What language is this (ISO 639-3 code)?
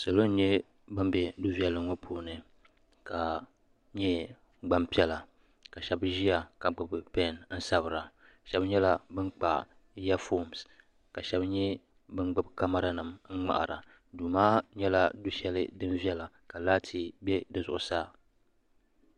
dag